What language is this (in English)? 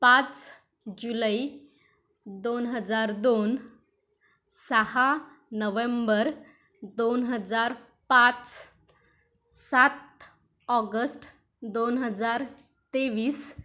Marathi